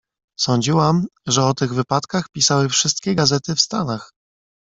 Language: Polish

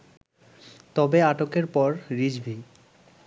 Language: Bangla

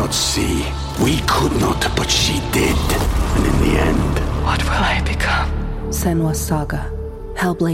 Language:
Punjabi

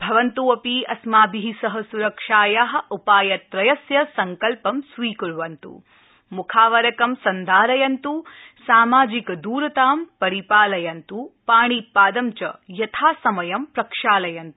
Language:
Sanskrit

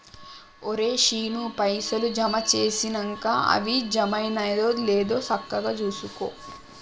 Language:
Telugu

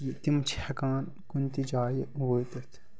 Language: Kashmiri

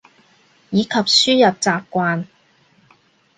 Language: Cantonese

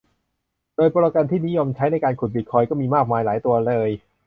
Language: Thai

